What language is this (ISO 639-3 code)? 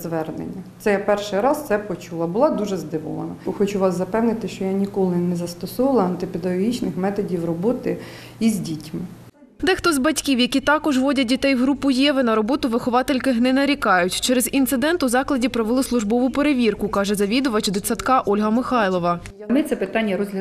ukr